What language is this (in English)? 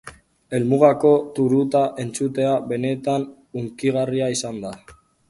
Basque